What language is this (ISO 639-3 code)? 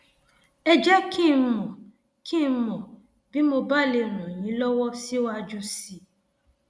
yor